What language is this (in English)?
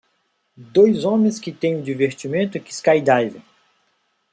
Portuguese